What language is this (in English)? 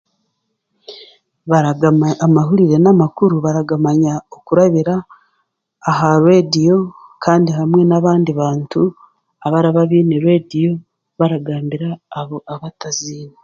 Chiga